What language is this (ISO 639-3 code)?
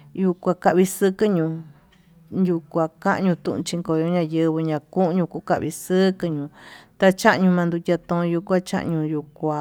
mtu